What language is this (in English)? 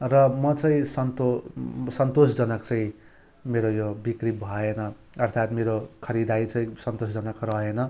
Nepali